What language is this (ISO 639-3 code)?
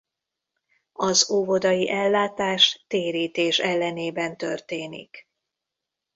hun